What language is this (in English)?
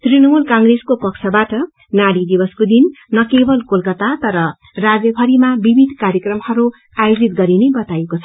Nepali